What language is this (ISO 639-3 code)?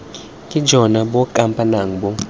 tsn